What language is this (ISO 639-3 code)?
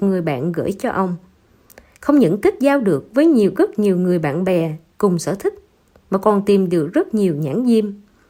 vie